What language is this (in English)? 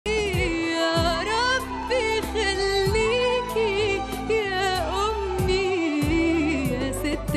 Arabic